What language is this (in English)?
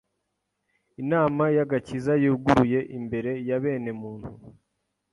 Kinyarwanda